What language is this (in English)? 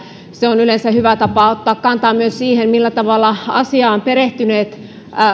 Finnish